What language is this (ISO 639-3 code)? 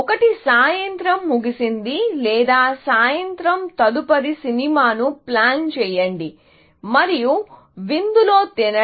tel